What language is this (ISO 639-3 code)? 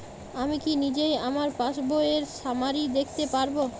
ben